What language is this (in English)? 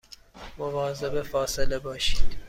Persian